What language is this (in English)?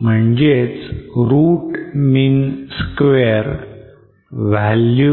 Marathi